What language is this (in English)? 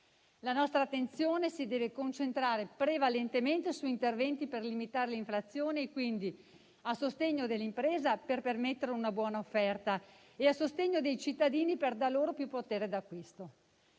Italian